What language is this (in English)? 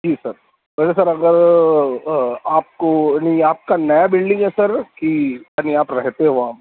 Urdu